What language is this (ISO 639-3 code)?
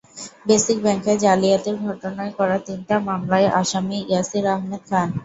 ben